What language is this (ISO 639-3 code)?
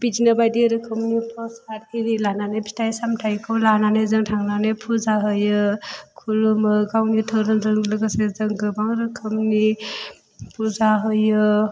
brx